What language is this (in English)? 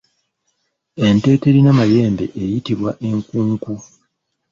Ganda